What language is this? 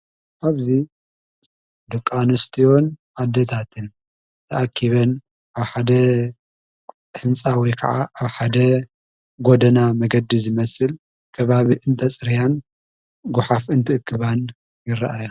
Tigrinya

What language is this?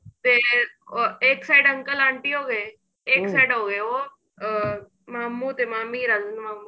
Punjabi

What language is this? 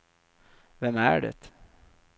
Swedish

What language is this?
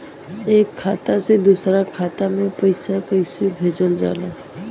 Bhojpuri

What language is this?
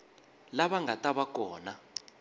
Tsonga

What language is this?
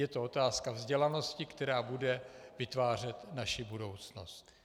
Czech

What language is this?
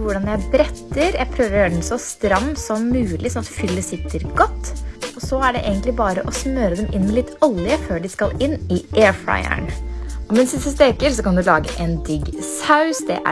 Swedish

